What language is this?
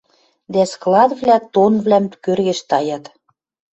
Western Mari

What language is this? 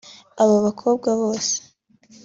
Kinyarwanda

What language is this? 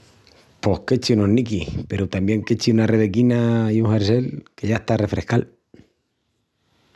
Extremaduran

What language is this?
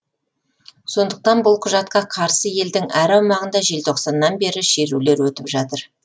Kazakh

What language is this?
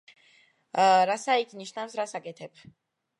Georgian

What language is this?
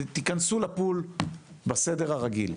Hebrew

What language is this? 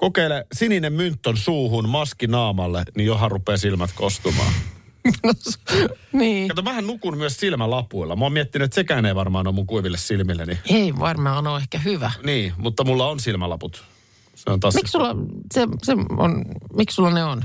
Finnish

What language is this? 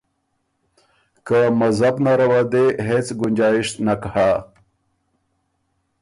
Ormuri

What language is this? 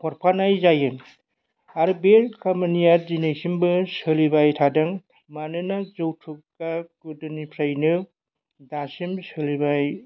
Bodo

